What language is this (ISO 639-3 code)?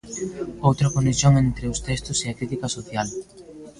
glg